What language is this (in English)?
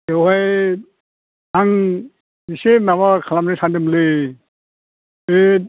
Bodo